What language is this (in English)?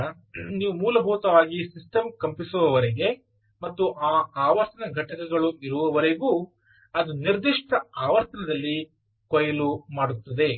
Kannada